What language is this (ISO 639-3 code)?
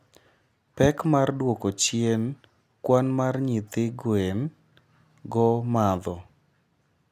luo